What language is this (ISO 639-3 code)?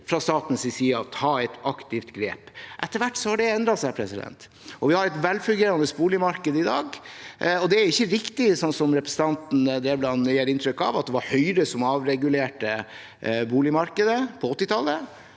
nor